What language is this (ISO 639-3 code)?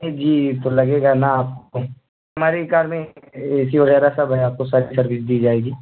urd